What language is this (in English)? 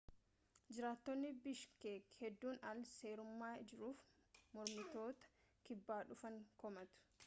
Oromo